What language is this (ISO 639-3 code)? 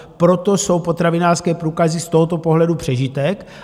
ces